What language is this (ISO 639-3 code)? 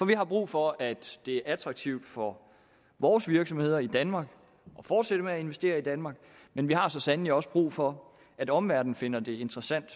dan